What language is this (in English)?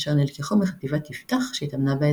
Hebrew